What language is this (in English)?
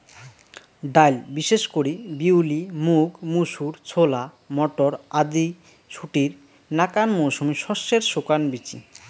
Bangla